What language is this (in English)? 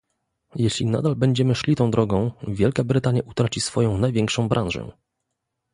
Polish